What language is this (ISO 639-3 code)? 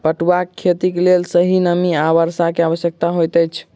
mai